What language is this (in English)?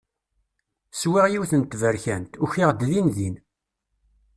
Kabyle